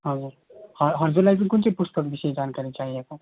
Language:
Nepali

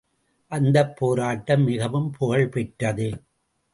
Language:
Tamil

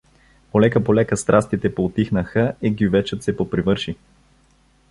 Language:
Bulgarian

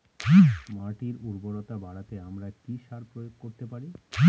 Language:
Bangla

